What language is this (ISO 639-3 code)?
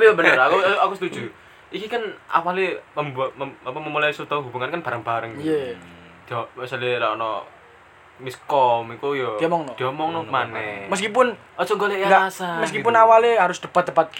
ind